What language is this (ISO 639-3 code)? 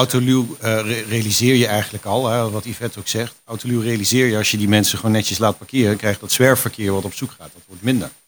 nld